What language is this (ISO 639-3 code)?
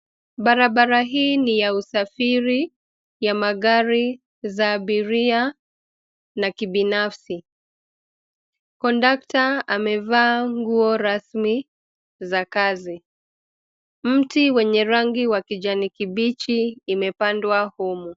swa